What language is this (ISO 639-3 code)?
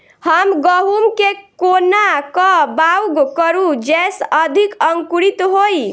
mai